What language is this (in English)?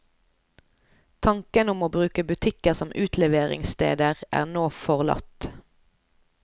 Norwegian